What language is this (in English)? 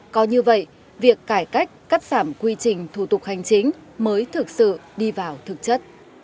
Vietnamese